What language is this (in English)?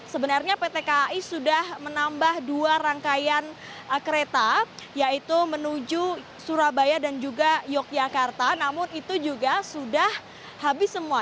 Indonesian